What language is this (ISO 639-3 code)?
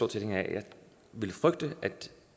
dan